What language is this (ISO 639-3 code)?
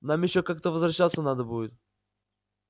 rus